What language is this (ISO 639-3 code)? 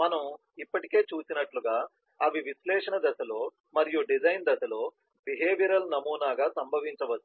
tel